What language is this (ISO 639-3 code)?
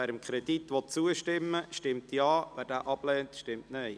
gsw